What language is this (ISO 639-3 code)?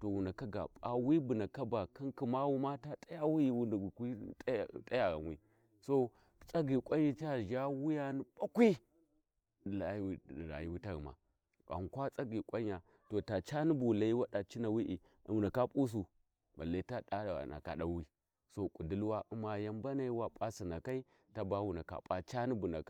wji